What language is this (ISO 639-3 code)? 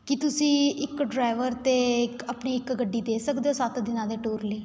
pan